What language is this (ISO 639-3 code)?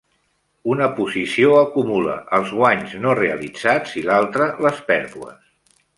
cat